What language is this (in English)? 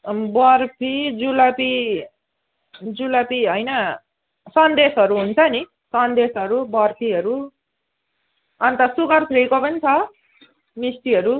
Nepali